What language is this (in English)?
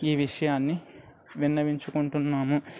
Telugu